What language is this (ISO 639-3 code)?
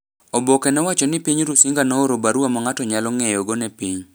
luo